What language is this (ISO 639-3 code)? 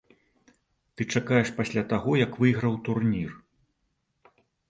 bel